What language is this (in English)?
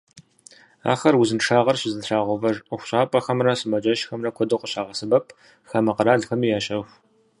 Kabardian